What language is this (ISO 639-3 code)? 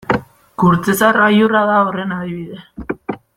eus